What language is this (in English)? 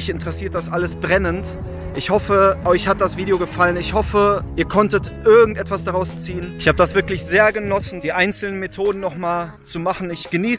German